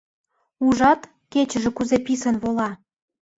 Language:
Mari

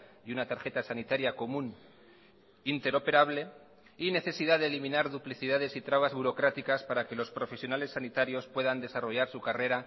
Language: Spanish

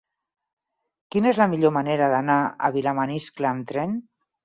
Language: Catalan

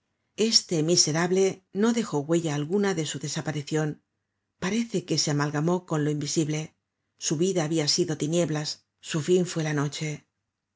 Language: Spanish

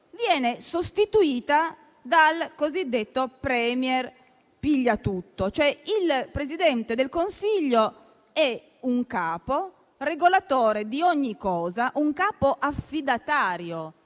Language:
Italian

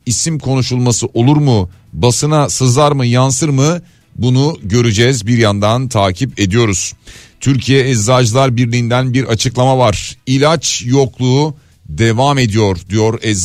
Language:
Turkish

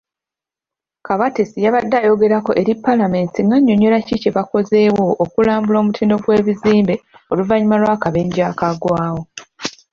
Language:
Ganda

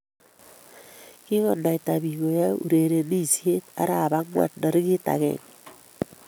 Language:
Kalenjin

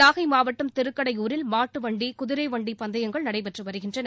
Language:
Tamil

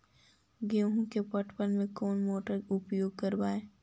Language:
Magahi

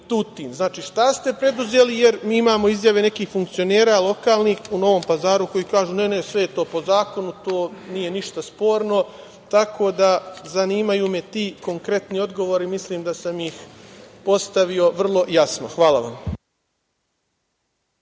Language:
Serbian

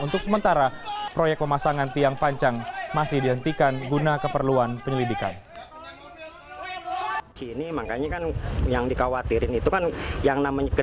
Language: Indonesian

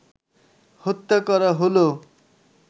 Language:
Bangla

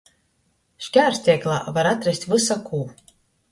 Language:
Latgalian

